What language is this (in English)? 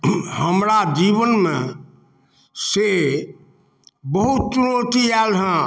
Maithili